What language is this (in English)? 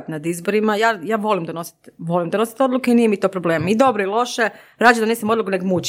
Croatian